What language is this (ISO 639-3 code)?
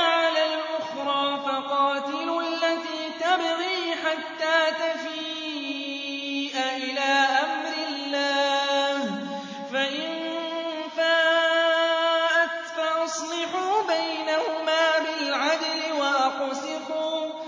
ara